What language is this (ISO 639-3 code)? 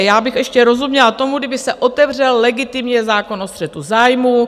ces